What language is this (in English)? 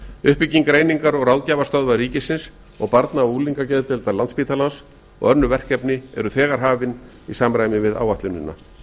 Icelandic